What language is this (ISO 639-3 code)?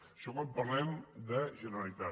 cat